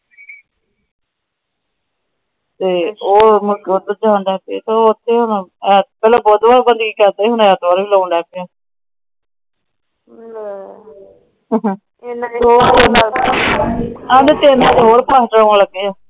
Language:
Punjabi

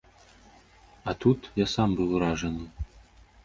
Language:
Belarusian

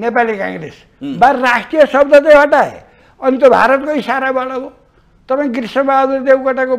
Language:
Hindi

